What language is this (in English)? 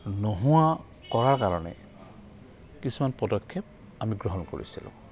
Assamese